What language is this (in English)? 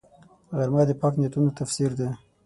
Pashto